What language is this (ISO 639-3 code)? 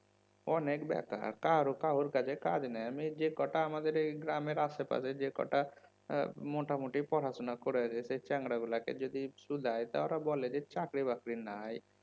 ben